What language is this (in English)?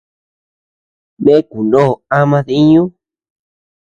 Tepeuxila Cuicatec